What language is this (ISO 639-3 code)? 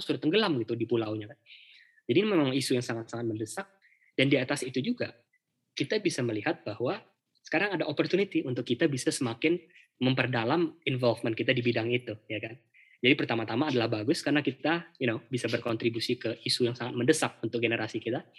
ind